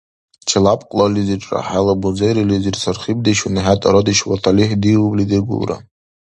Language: Dargwa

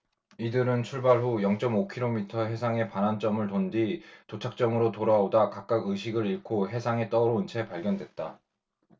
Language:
Korean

